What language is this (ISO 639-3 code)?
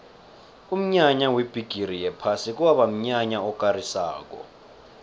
nbl